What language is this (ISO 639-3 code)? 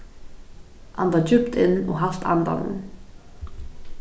fao